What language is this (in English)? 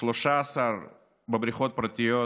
Hebrew